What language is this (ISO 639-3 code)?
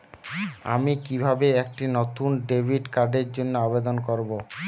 ben